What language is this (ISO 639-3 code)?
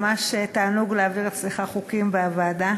heb